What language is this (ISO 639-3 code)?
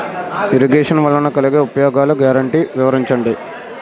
tel